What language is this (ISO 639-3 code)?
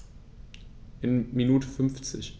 deu